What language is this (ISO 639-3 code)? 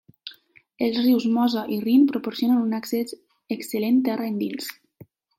cat